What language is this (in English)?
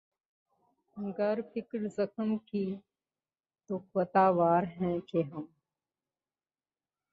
Urdu